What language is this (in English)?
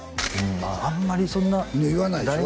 Japanese